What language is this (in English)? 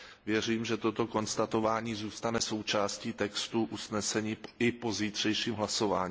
Czech